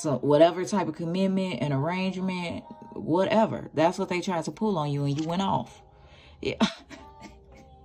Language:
English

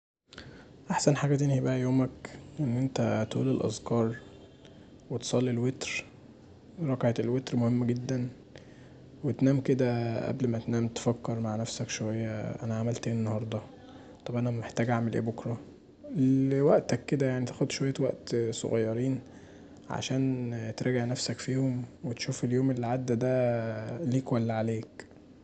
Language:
Egyptian Arabic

